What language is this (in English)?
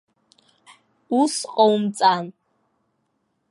Abkhazian